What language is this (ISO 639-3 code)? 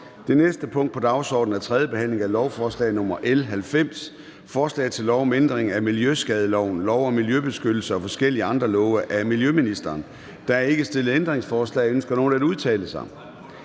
dan